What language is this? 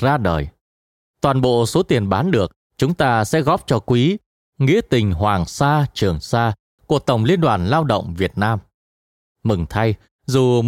Vietnamese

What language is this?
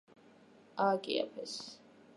Georgian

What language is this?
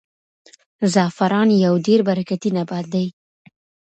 Pashto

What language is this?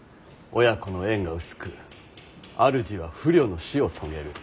Japanese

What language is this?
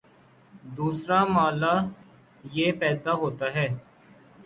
Urdu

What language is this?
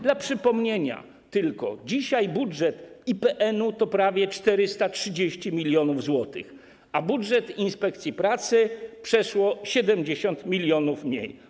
Polish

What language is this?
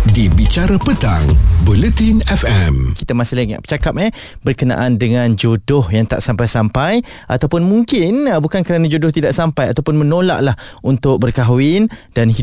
Malay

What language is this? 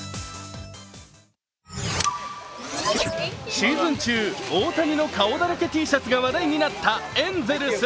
Japanese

